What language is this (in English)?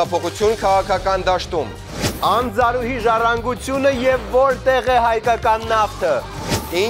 Turkish